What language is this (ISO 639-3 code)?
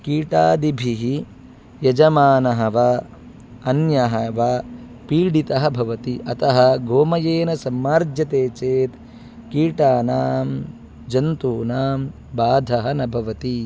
san